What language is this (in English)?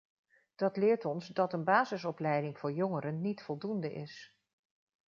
Dutch